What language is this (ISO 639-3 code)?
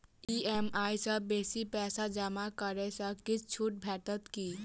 mai